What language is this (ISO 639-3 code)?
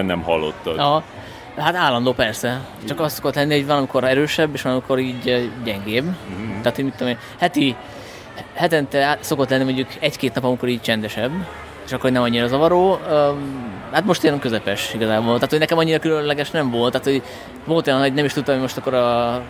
hun